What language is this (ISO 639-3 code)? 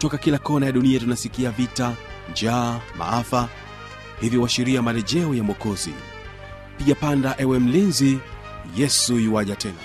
swa